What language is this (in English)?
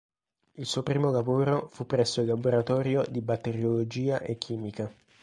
Italian